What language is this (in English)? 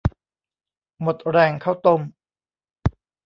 Thai